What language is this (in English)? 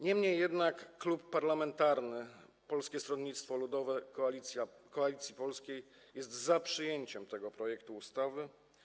Polish